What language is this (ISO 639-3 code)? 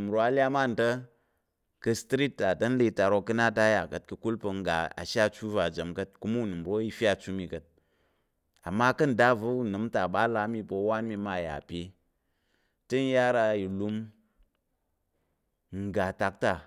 yer